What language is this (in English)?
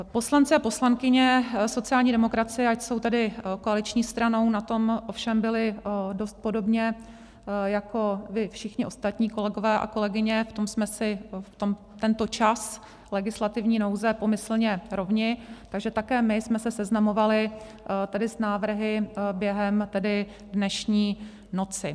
Czech